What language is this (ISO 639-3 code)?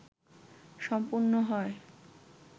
ben